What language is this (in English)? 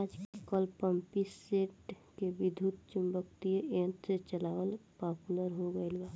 Bhojpuri